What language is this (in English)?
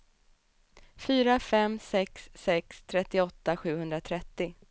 Swedish